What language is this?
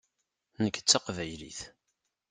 Kabyle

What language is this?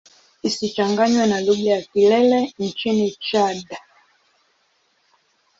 Swahili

